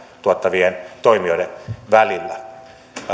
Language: Finnish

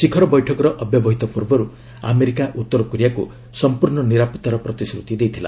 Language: Odia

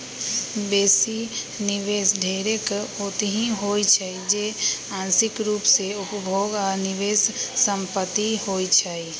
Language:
Magahi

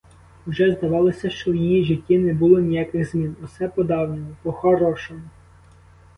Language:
Ukrainian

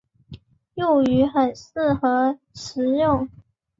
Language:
Chinese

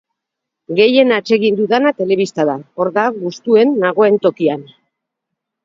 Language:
Basque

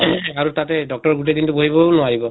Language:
Assamese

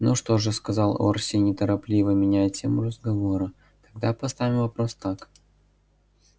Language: Russian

